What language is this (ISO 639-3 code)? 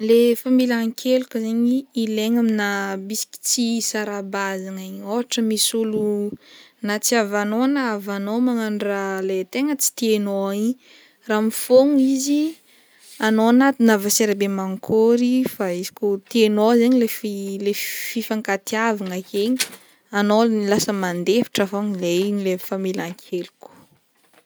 bmm